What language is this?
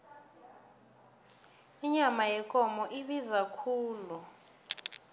South Ndebele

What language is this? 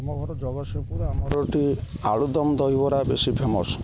Odia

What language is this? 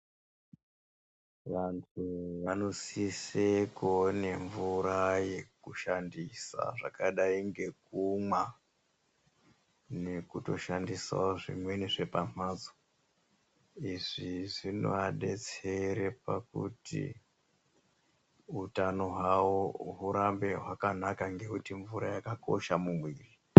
Ndau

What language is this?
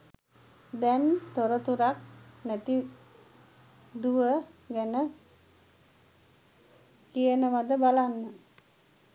Sinhala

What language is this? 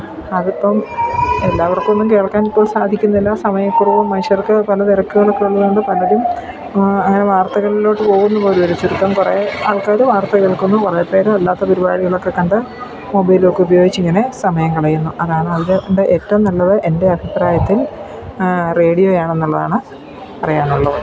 Malayalam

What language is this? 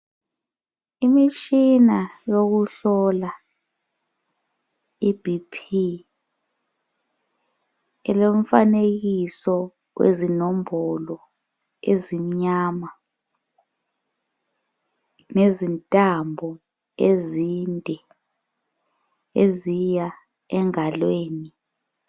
North Ndebele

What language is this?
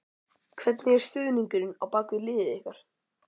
Icelandic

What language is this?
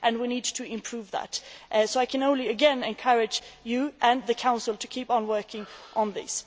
English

